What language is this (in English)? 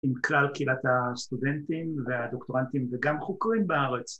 Hebrew